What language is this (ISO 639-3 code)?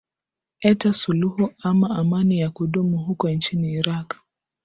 swa